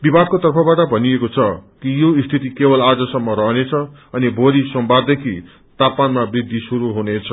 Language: Nepali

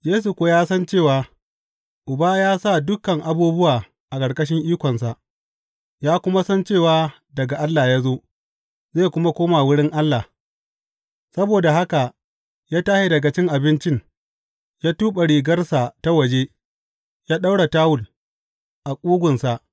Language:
Hausa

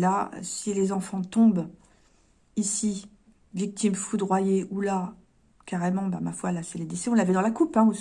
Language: French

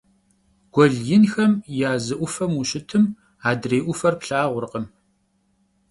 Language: Kabardian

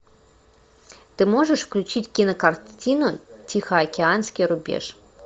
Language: Russian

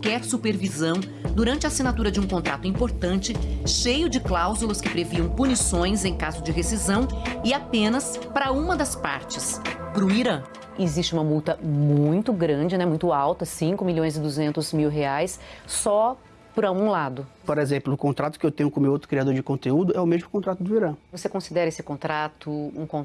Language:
Portuguese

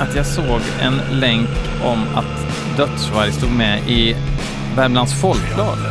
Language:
Swedish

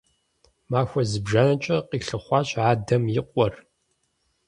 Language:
Kabardian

